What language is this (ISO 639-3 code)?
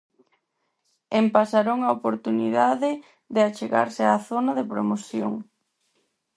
glg